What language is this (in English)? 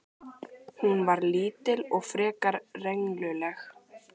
Icelandic